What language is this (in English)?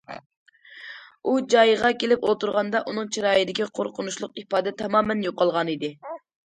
Uyghur